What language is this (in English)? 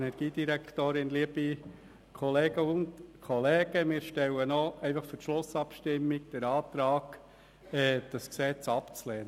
Swiss German